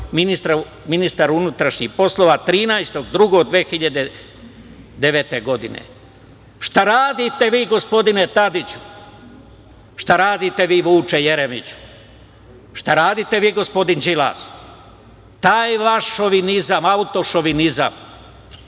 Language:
Serbian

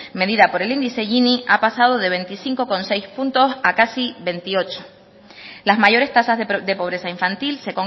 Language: Spanish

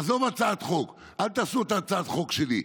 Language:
Hebrew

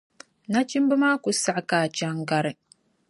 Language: Dagbani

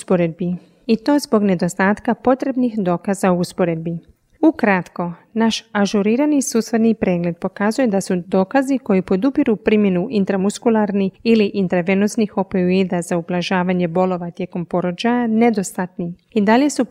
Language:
Croatian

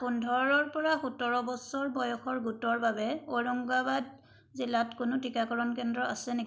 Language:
Assamese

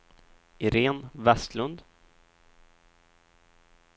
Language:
Swedish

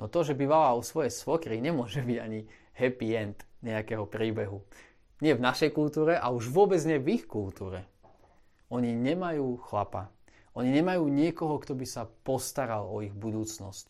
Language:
Slovak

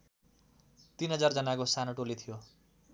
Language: Nepali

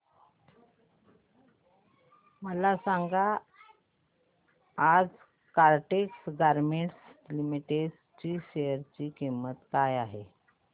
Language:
Marathi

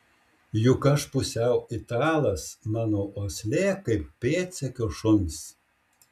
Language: Lithuanian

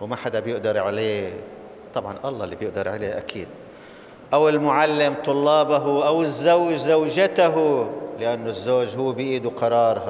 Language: Arabic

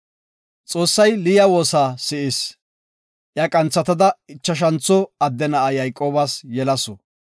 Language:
Gofa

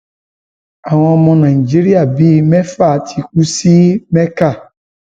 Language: Yoruba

